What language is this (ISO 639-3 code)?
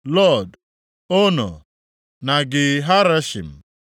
ibo